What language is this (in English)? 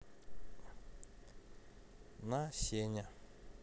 Russian